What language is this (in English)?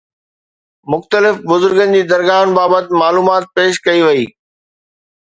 Sindhi